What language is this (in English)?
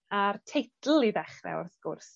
Welsh